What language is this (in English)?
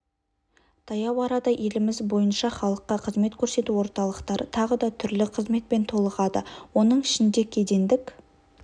Kazakh